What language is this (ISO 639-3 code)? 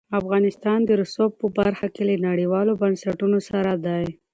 pus